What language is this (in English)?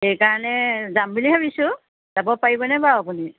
Assamese